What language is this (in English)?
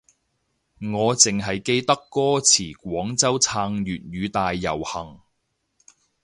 Cantonese